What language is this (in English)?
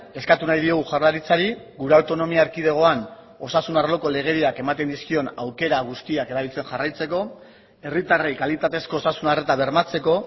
Basque